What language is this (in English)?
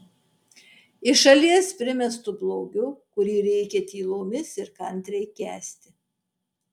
Lithuanian